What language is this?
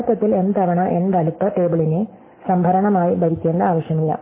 Malayalam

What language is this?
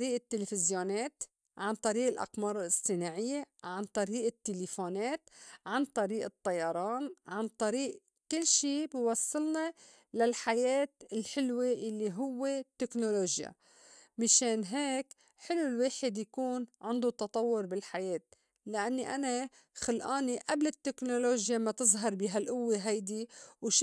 North Levantine Arabic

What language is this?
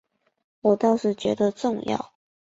Chinese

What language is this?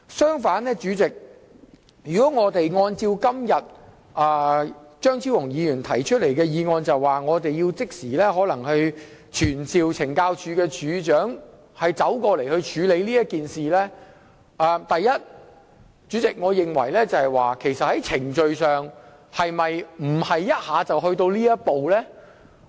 Cantonese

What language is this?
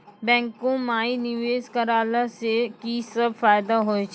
Maithili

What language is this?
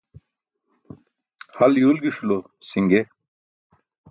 Burushaski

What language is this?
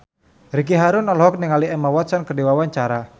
Sundanese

